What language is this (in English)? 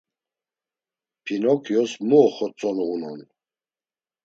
Laz